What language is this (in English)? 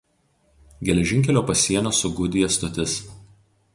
Lithuanian